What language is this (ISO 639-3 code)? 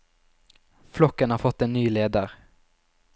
nor